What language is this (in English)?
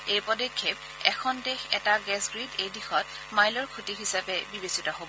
Assamese